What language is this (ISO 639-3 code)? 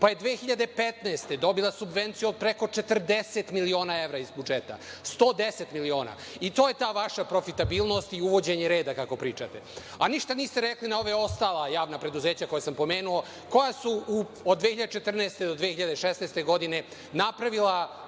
srp